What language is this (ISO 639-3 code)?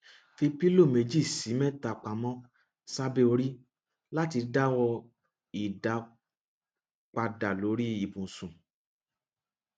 yor